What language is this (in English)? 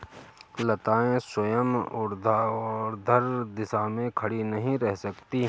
Hindi